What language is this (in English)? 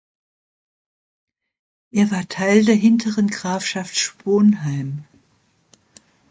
German